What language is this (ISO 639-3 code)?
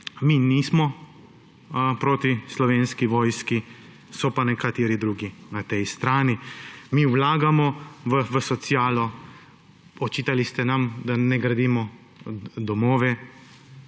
slv